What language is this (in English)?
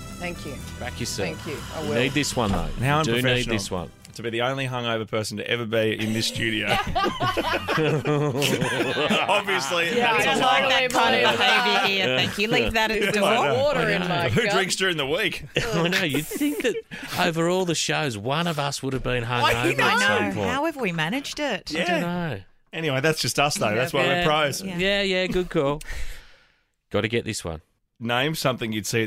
English